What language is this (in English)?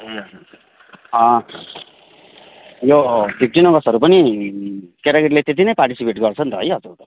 Nepali